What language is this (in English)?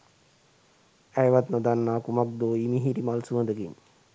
Sinhala